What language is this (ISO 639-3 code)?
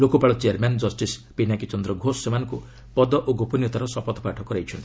ori